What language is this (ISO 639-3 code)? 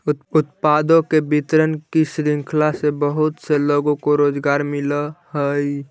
mag